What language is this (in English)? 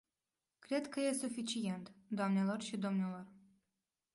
Romanian